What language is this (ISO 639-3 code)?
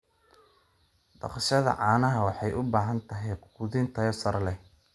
som